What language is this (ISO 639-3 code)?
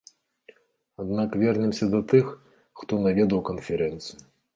bel